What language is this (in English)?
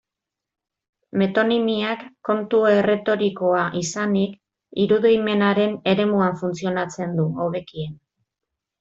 Basque